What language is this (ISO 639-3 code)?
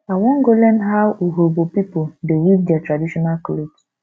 pcm